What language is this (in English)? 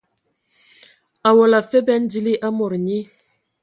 Ewondo